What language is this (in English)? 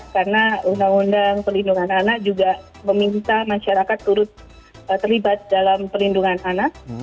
Indonesian